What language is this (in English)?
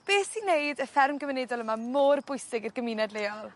Welsh